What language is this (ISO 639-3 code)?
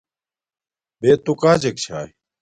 dmk